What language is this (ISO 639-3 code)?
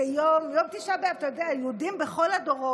heb